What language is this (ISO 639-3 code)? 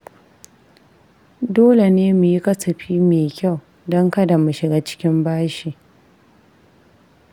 hau